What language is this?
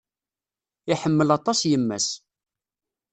Kabyle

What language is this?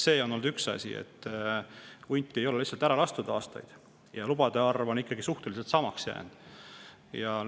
Estonian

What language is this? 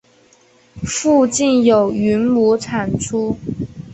Chinese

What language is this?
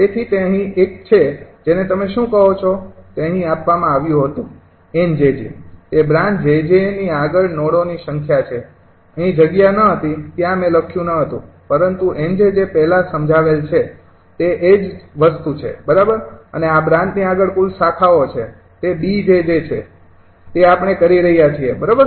Gujarati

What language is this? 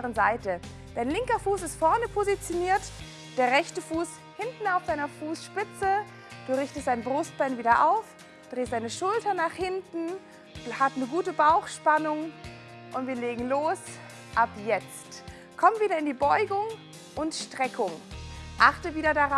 German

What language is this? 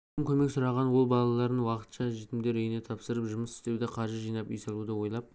Kazakh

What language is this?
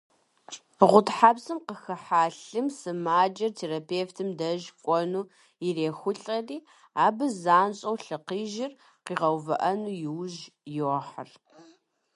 Kabardian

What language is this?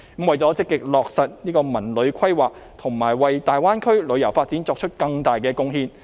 Cantonese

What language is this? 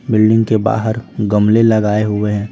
Hindi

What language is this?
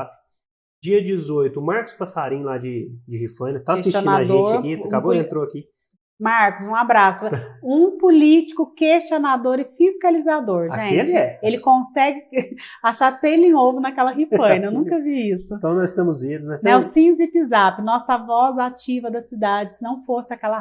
Portuguese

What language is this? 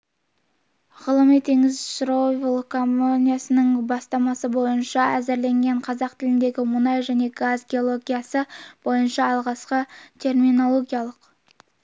Kazakh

